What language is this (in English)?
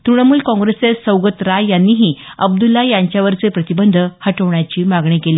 Marathi